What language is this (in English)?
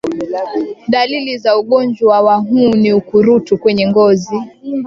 Swahili